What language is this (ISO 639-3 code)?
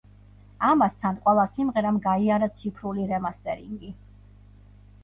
kat